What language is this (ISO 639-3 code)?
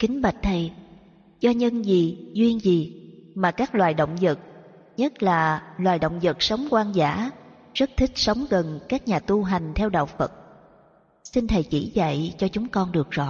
vie